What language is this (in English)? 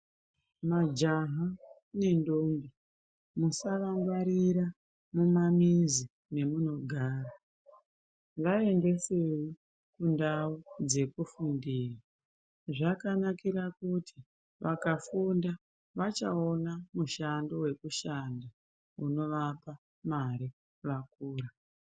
Ndau